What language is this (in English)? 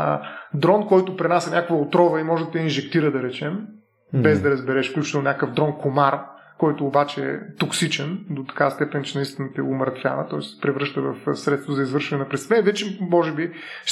Bulgarian